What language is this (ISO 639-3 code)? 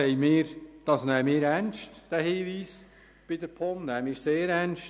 gsw